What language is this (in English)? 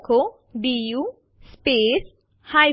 Gujarati